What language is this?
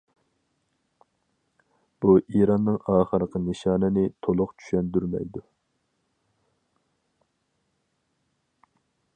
Uyghur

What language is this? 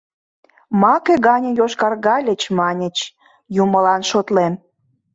Mari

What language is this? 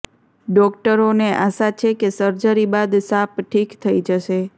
Gujarati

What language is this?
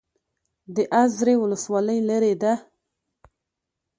Pashto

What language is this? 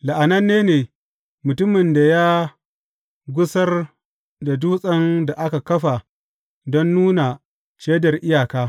Hausa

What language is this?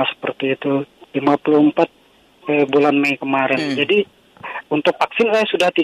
Indonesian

